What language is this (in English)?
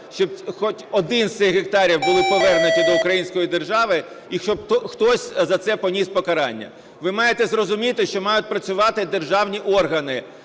Ukrainian